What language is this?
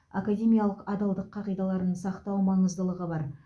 Kazakh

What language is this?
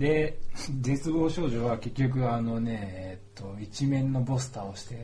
Japanese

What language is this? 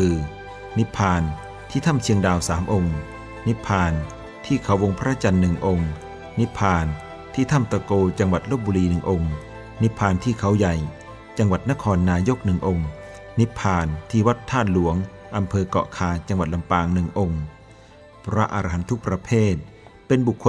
Thai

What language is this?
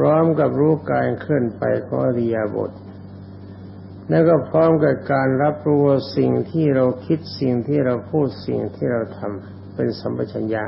Thai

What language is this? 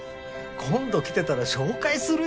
Japanese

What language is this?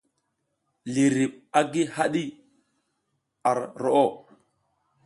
South Giziga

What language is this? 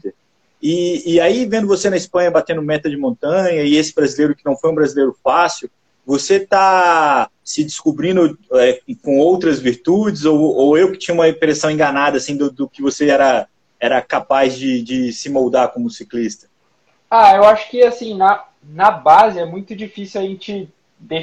Portuguese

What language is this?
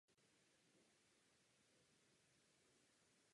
Czech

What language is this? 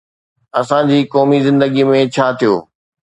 Sindhi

